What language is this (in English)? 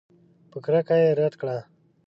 Pashto